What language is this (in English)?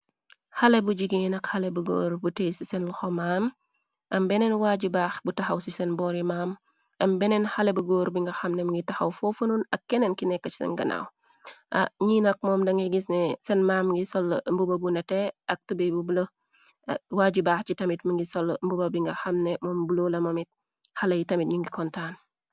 Wolof